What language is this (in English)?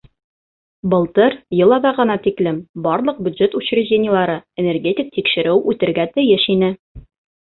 Bashkir